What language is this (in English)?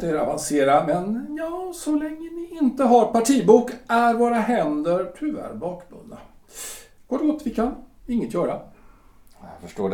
Swedish